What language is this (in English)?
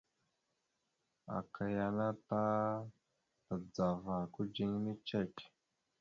Mada (Cameroon)